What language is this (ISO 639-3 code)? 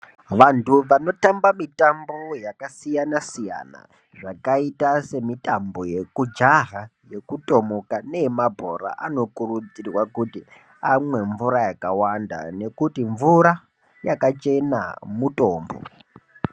ndc